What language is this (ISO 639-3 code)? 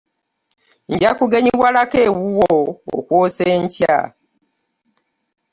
lug